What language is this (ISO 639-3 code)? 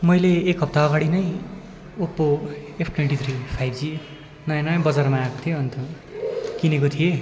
nep